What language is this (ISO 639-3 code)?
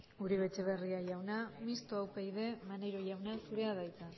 eus